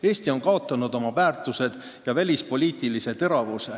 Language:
Estonian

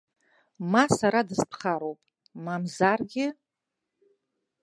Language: Abkhazian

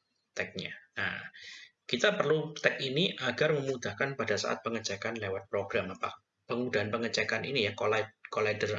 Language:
Indonesian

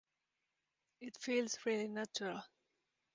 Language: English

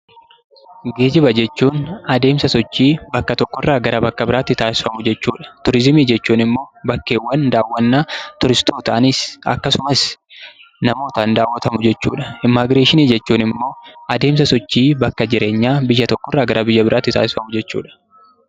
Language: Oromo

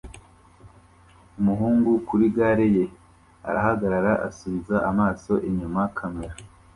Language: Kinyarwanda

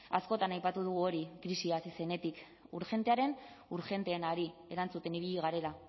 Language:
Basque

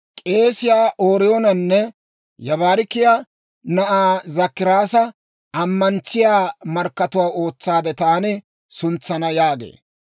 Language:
Dawro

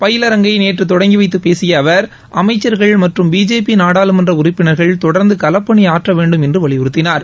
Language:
Tamil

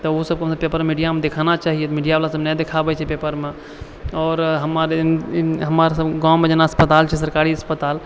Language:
Maithili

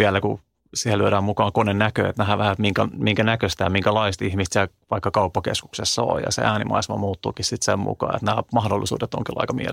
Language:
Finnish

